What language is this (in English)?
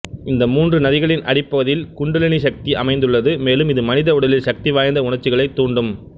Tamil